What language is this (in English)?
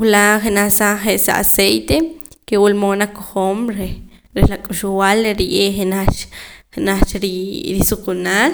Poqomam